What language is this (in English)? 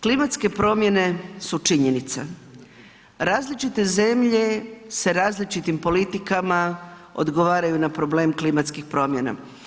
Croatian